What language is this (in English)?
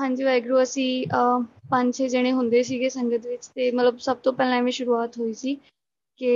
Punjabi